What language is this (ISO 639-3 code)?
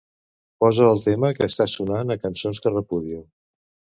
cat